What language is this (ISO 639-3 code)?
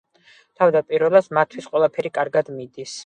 kat